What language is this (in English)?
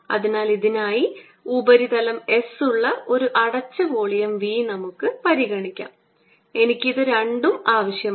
Malayalam